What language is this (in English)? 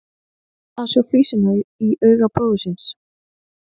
Icelandic